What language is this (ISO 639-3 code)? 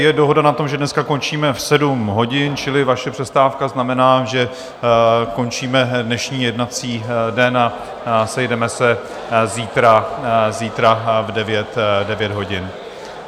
ces